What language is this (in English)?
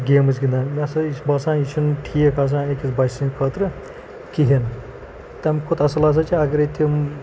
Kashmiri